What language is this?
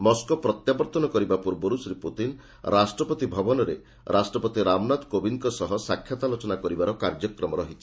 Odia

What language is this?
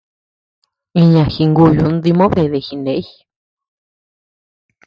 Tepeuxila Cuicatec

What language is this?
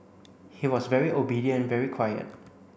English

